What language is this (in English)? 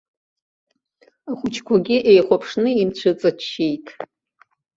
Abkhazian